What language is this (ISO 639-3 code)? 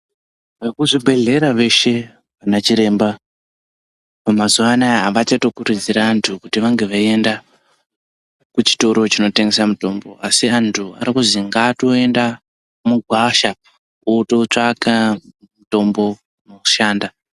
ndc